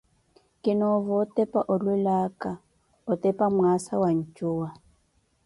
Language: Koti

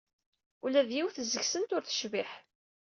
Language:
Kabyle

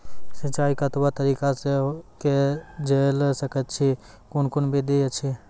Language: Maithili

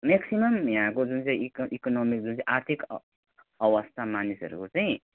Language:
Nepali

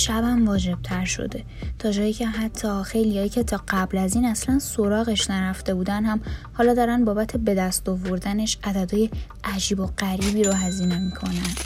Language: Persian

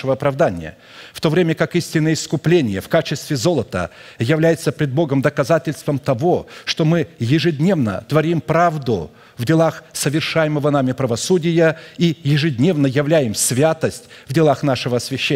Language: Russian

